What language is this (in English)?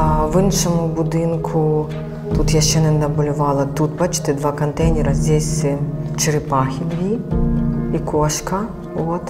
Ukrainian